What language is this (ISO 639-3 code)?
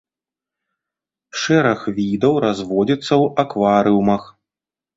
bel